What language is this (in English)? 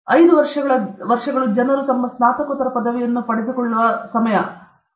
Kannada